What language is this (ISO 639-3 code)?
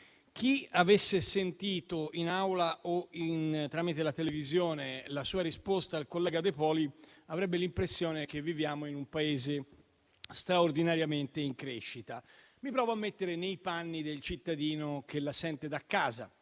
ita